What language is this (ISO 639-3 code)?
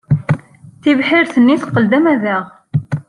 kab